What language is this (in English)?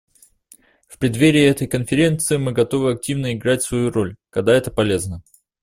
Russian